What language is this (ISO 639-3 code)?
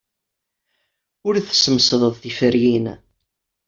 kab